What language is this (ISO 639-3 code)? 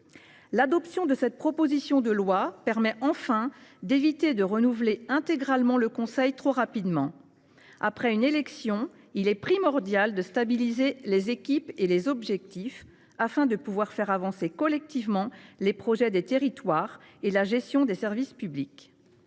fra